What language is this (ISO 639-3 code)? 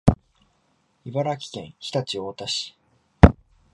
jpn